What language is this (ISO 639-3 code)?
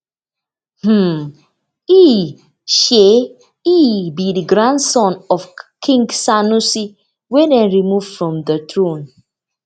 pcm